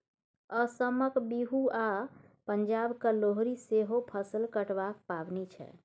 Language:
Maithili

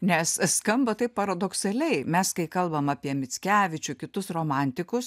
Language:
Lithuanian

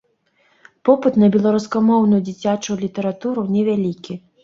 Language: Belarusian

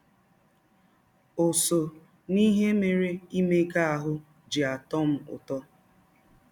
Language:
Igbo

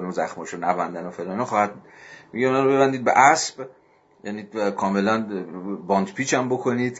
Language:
Persian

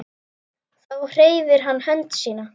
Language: Icelandic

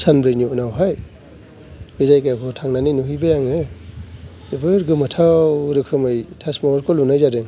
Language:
Bodo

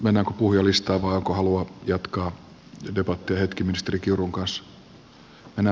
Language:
Finnish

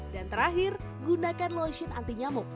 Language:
Indonesian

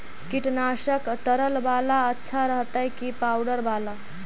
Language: Magahi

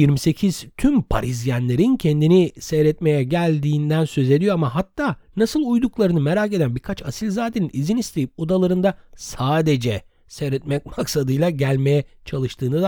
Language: Turkish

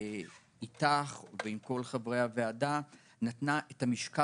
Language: Hebrew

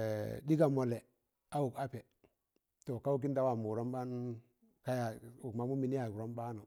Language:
Tangale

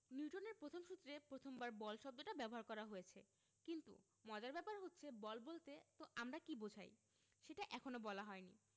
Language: Bangla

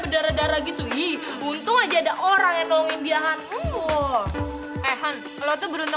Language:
Indonesian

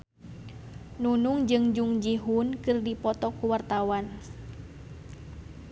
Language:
Sundanese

